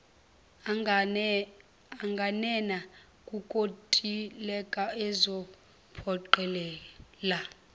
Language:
Zulu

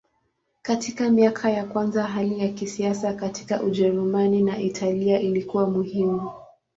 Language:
Swahili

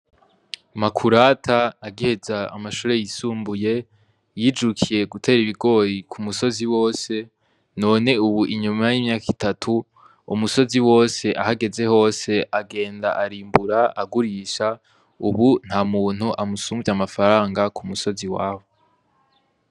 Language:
Rundi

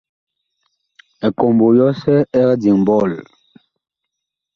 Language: Bakoko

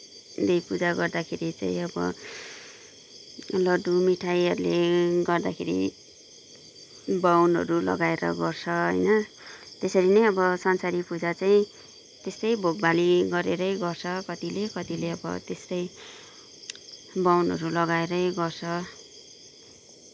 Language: Nepali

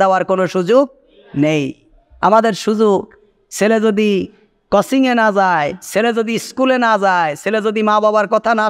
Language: Bangla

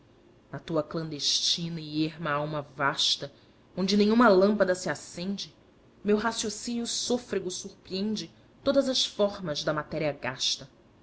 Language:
Portuguese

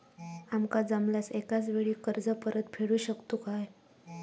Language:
Marathi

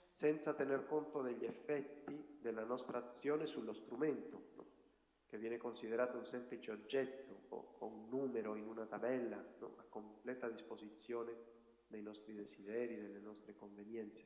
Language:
Italian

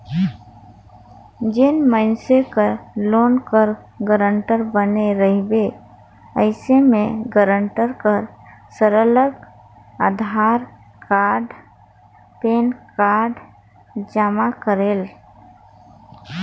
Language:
Chhattisgarhi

